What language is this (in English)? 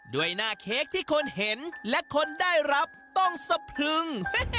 Thai